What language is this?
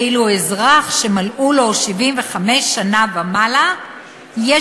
Hebrew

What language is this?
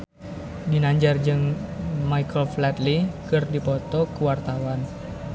Sundanese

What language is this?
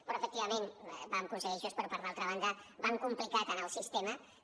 Catalan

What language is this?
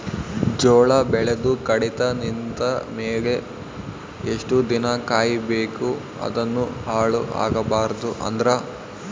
Kannada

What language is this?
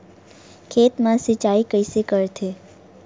Chhattisgarhi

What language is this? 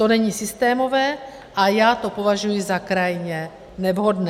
Czech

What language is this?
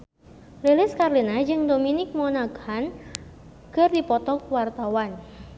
Sundanese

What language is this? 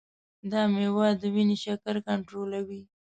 Pashto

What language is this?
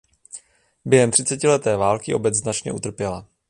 Czech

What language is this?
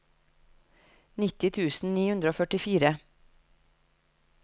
Norwegian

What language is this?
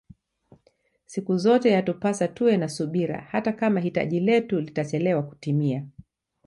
Swahili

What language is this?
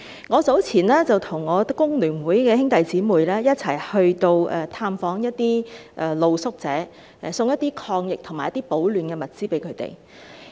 Cantonese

